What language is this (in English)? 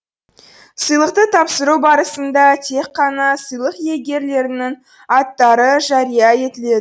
Kazakh